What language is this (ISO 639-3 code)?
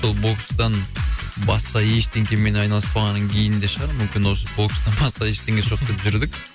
kaz